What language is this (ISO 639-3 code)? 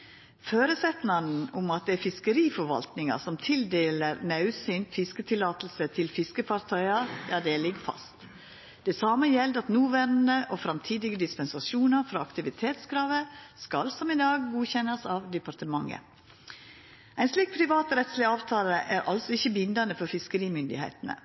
nno